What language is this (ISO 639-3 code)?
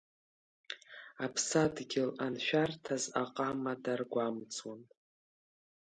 abk